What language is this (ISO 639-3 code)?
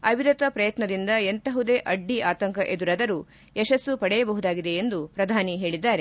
kan